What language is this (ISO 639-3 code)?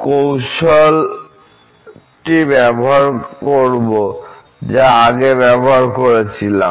ben